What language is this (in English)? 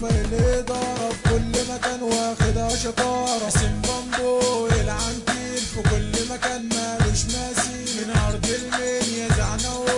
Arabic